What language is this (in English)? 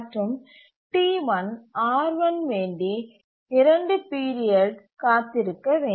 Tamil